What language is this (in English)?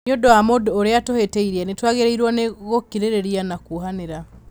Kikuyu